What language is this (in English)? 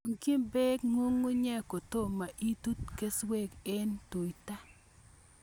Kalenjin